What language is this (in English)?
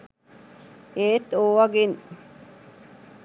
Sinhala